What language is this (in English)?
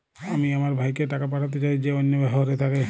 Bangla